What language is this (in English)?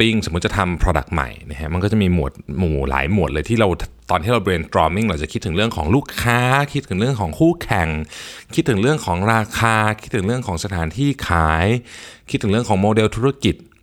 Thai